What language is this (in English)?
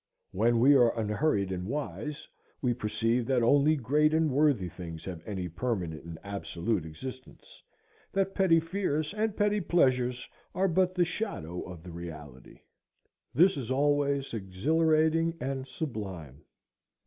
English